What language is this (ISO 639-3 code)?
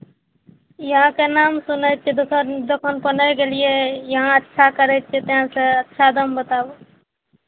mai